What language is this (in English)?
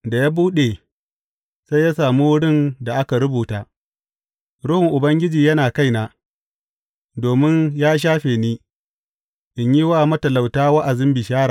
Hausa